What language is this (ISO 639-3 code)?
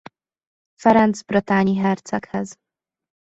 hun